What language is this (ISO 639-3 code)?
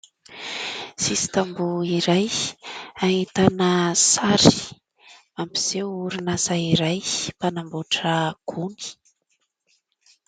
mlg